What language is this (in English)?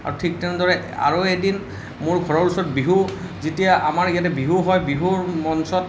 Assamese